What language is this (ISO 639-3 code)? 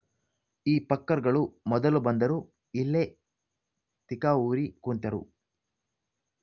kan